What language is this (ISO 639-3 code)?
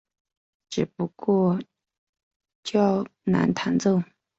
zho